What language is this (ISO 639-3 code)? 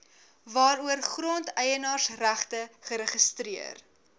afr